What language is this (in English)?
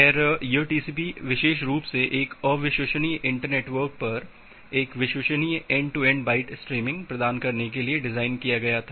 Hindi